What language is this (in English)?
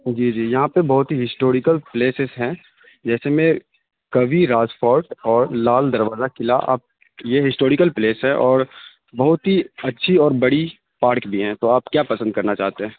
Urdu